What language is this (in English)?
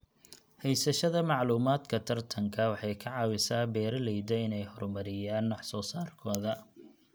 Somali